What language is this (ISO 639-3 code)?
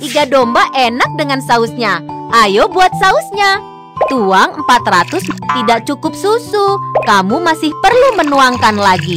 ind